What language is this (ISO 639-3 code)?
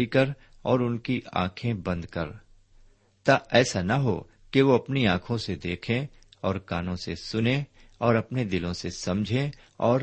urd